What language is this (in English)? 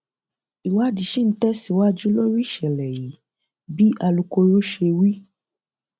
Yoruba